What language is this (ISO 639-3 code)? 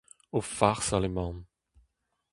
bre